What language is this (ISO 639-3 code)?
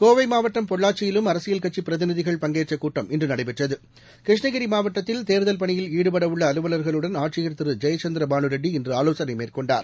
tam